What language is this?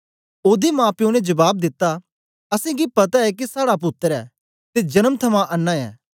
Dogri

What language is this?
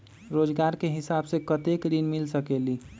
Magahi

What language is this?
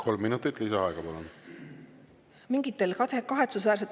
Estonian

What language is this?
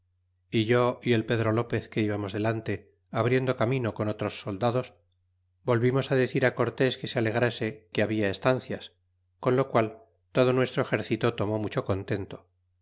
Spanish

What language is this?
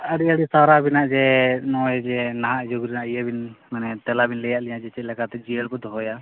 Santali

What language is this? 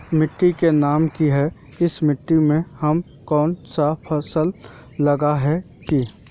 Magahi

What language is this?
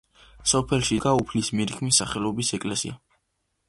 Georgian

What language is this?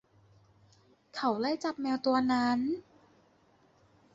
Thai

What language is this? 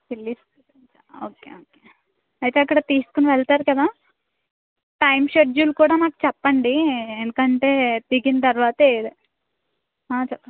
Telugu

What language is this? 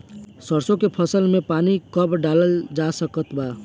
Bhojpuri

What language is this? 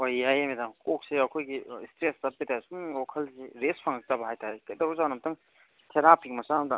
Manipuri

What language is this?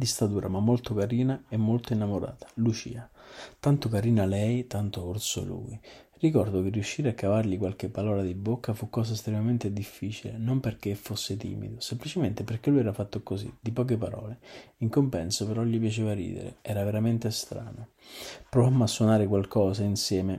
Italian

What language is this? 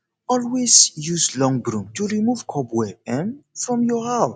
Nigerian Pidgin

